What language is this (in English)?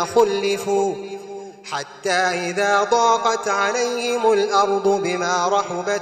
Arabic